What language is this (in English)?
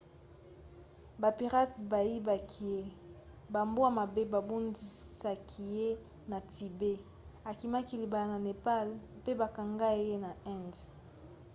Lingala